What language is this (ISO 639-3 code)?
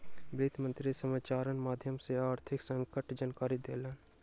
mai